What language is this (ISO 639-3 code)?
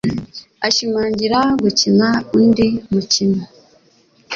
kin